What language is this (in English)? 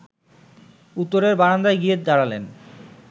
Bangla